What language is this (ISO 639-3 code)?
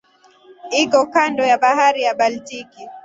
swa